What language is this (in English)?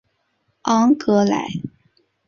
Chinese